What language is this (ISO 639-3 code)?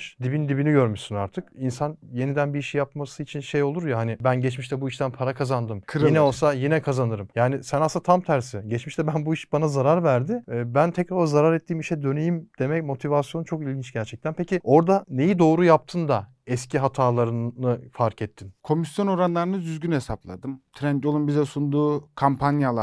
tur